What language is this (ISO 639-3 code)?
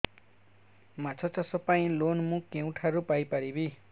ori